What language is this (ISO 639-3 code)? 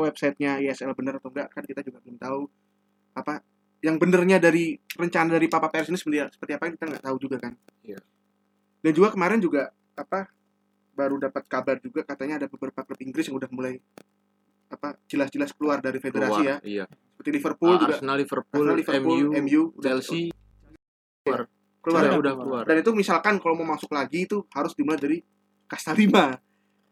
ind